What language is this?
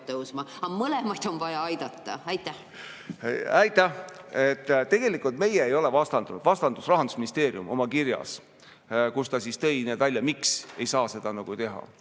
Estonian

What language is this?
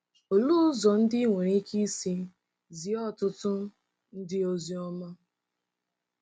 Igbo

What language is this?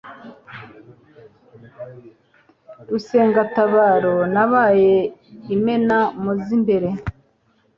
Kinyarwanda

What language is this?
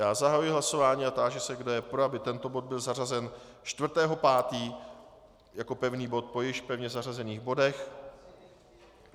Czech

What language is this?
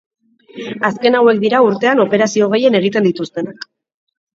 Basque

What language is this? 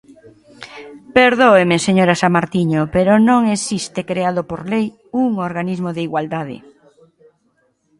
Galician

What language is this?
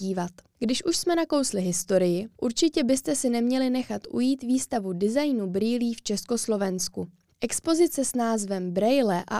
Czech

